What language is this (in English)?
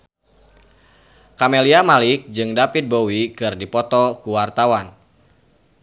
Sundanese